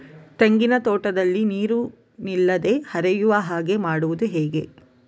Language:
Kannada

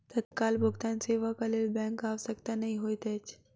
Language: Maithili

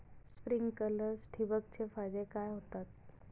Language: Marathi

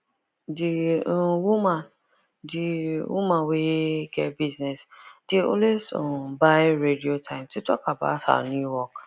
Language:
Nigerian Pidgin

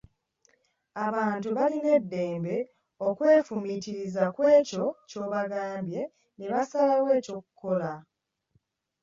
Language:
Ganda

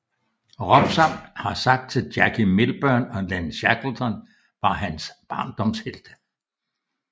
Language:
Danish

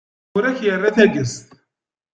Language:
Kabyle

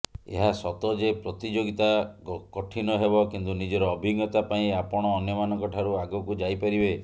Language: Odia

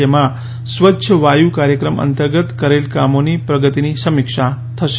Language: Gujarati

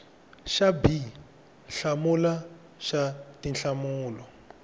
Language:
Tsonga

